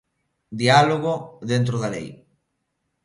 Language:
Galician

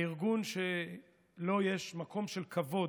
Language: Hebrew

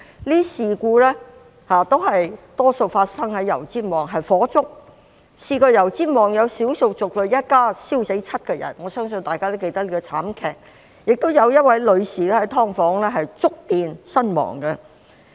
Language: Cantonese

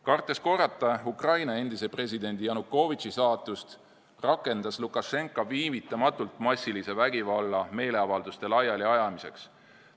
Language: Estonian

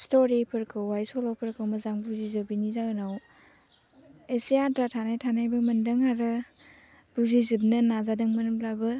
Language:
Bodo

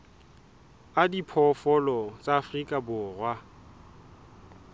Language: Southern Sotho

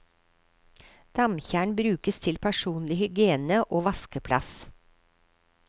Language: Norwegian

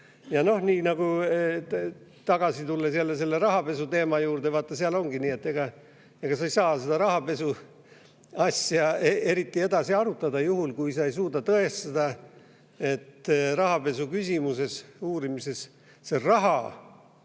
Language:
Estonian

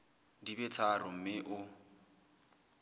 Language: Southern Sotho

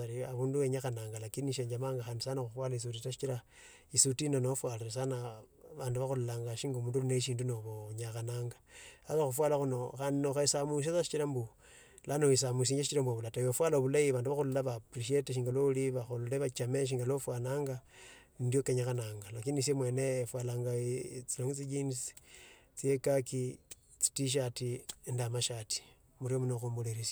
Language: Tsotso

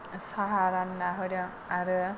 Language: Bodo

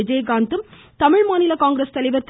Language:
Tamil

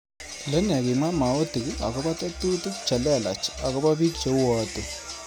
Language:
Kalenjin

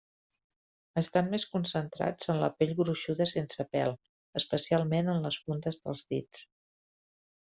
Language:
Catalan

